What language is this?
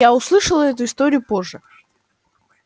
Russian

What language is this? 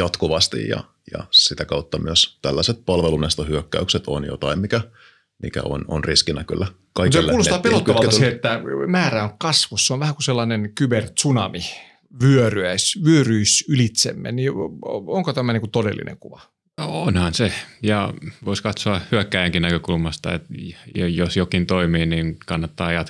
Finnish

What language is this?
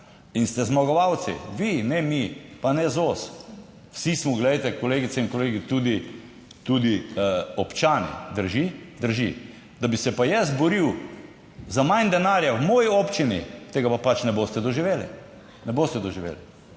Slovenian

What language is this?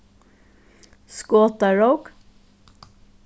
Faroese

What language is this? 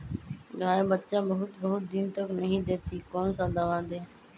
Magahi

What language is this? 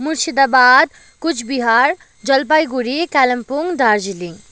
Nepali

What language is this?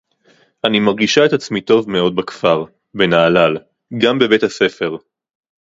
Hebrew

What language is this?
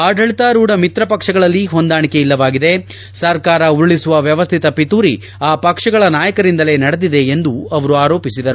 Kannada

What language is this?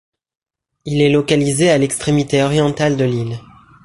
French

